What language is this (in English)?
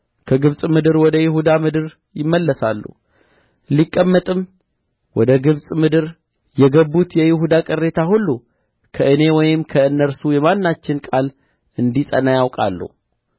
Amharic